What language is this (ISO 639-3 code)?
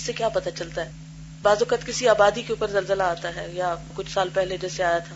urd